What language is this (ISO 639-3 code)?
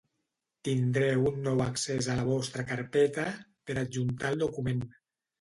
cat